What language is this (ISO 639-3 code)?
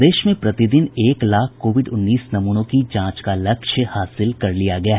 hin